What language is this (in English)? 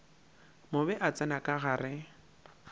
Northern Sotho